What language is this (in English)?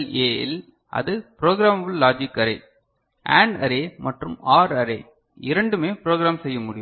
Tamil